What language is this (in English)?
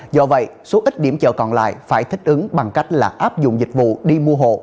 Vietnamese